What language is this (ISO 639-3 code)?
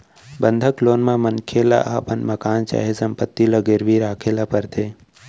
hne